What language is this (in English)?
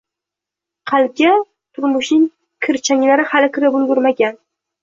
Uzbek